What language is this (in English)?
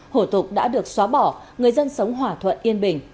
Vietnamese